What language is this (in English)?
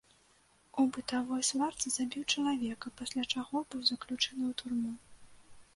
Belarusian